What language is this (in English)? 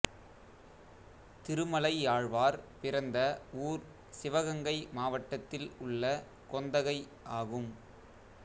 Tamil